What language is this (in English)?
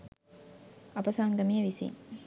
Sinhala